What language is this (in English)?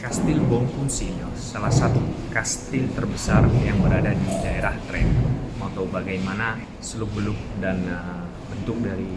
Indonesian